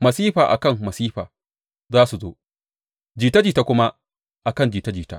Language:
Hausa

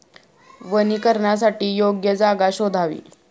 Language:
Marathi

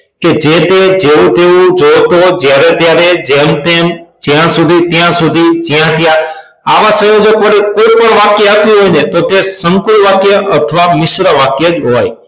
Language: Gujarati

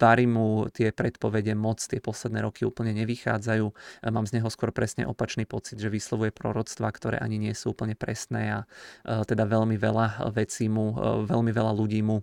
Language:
Czech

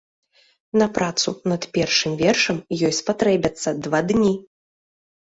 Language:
Belarusian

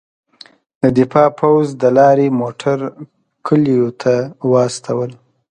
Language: Pashto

